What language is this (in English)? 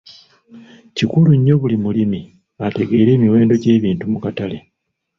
Ganda